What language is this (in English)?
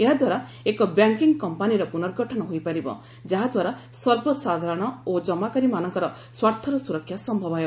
Odia